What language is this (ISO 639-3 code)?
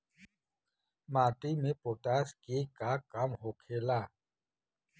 bho